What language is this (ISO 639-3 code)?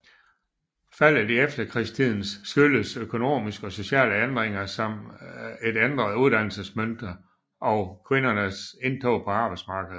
dan